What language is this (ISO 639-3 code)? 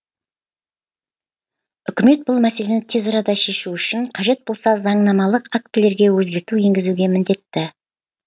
kaz